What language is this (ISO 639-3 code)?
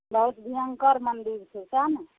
mai